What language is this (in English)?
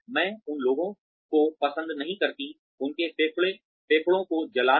Hindi